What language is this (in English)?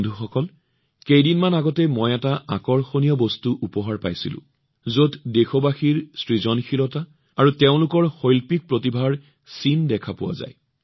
Assamese